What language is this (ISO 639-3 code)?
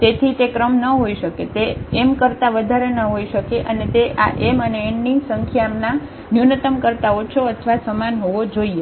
guj